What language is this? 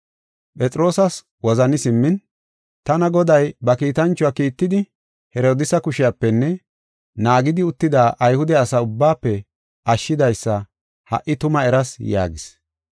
Gofa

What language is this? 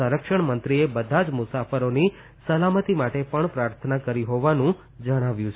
Gujarati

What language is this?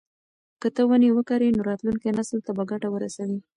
Pashto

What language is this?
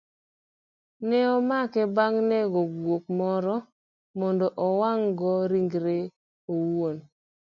Luo (Kenya and Tanzania)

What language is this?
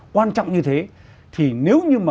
Vietnamese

